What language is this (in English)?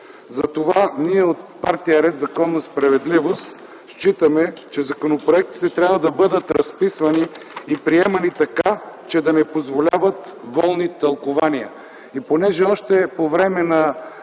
Bulgarian